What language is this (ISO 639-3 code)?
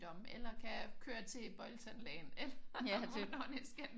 dan